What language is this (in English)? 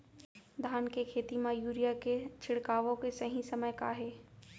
Chhattisgarhi